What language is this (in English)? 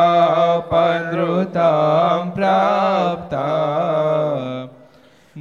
Gujarati